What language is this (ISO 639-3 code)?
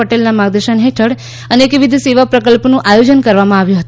guj